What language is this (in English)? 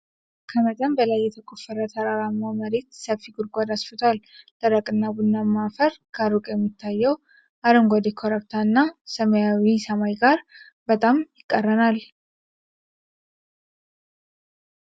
Amharic